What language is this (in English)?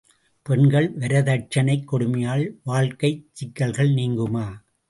Tamil